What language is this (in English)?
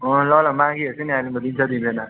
Nepali